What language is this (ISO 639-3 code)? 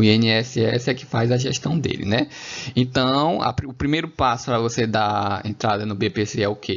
por